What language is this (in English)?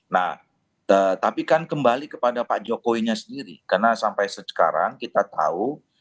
Indonesian